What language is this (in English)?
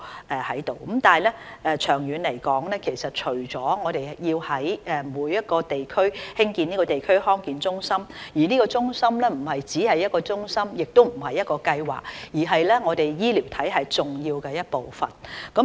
Cantonese